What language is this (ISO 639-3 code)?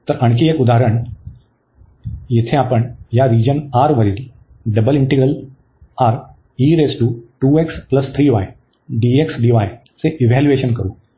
mar